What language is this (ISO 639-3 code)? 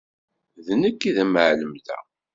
kab